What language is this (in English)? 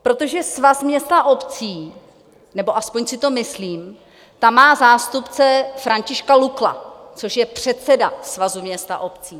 Czech